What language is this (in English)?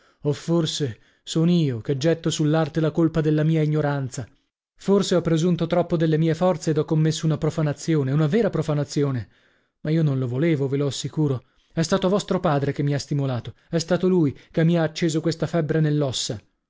Italian